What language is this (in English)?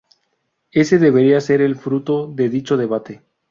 Spanish